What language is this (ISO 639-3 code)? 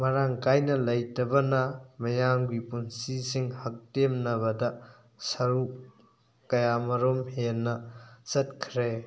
mni